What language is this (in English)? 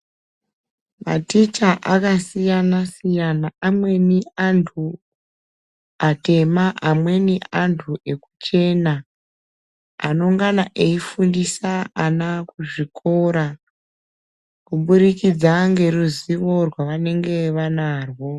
Ndau